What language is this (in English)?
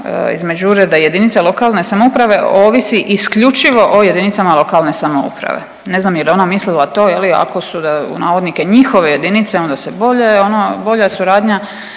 Croatian